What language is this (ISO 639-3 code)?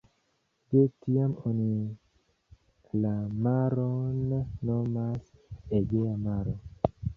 epo